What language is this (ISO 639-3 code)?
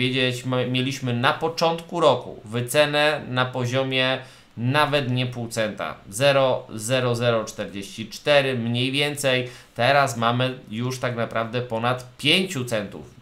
pol